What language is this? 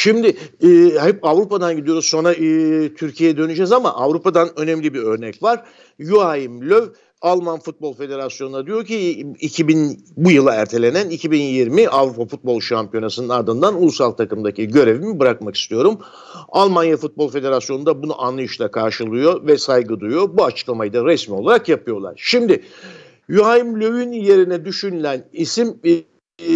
Turkish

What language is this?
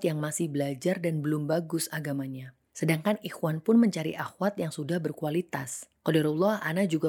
Indonesian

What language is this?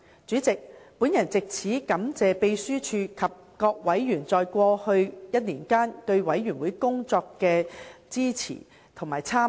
Cantonese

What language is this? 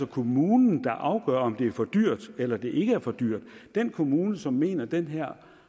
Danish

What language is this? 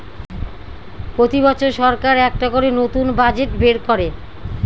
Bangla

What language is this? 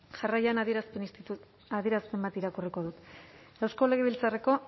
Basque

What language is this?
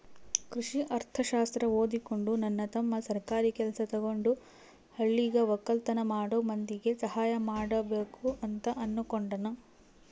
Kannada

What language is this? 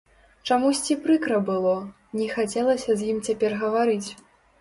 Belarusian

